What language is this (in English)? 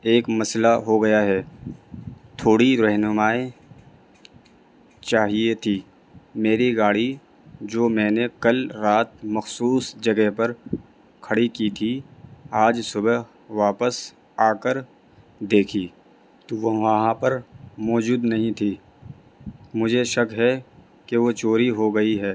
Urdu